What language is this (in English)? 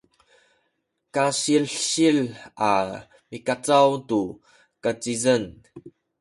Sakizaya